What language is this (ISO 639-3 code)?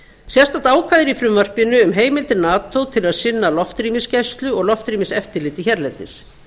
isl